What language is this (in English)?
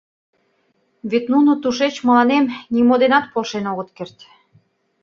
Mari